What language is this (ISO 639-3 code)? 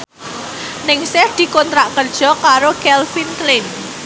jav